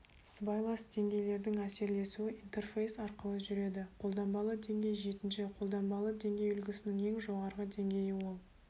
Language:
Kazakh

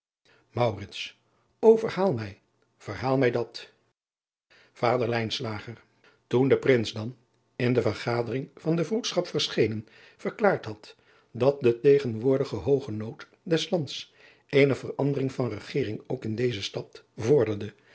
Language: Dutch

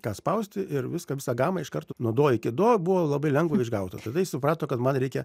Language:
Lithuanian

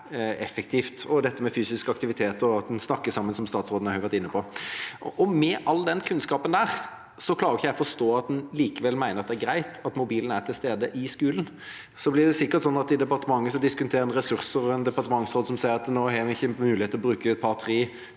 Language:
Norwegian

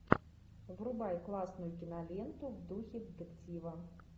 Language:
Russian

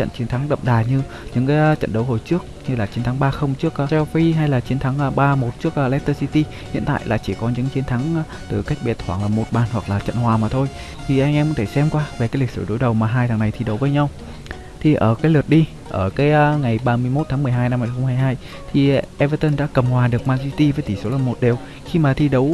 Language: Vietnamese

